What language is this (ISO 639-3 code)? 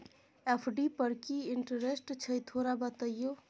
mai